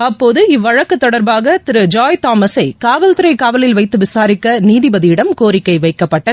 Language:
Tamil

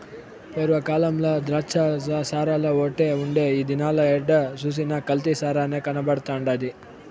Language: Telugu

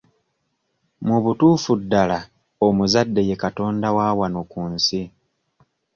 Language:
Ganda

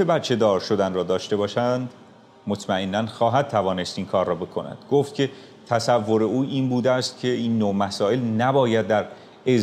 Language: Persian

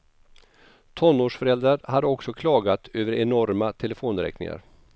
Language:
Swedish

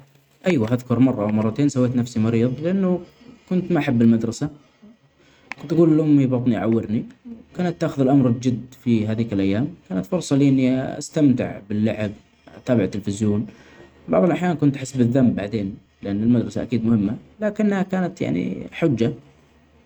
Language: Omani Arabic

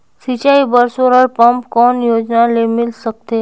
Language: Chhattisgarhi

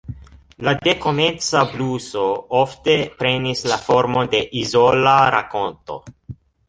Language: Esperanto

